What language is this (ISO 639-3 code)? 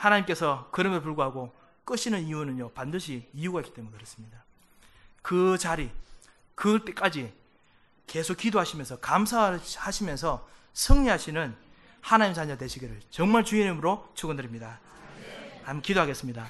kor